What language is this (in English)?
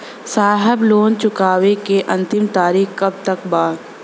Bhojpuri